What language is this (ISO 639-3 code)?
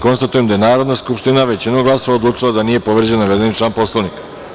srp